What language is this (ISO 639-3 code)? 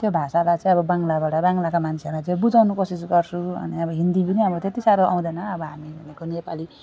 nep